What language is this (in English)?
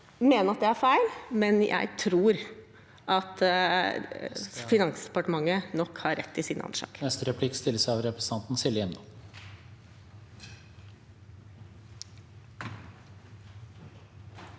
Norwegian